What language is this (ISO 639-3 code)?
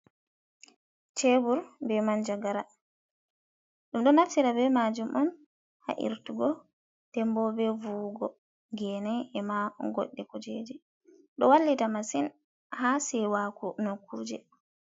ful